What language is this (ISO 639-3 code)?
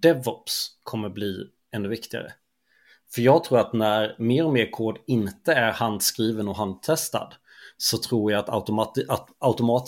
swe